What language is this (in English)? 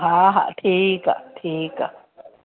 Sindhi